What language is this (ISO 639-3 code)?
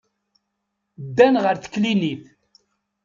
kab